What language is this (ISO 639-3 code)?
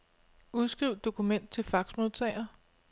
dan